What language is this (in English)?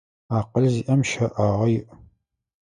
Adyghe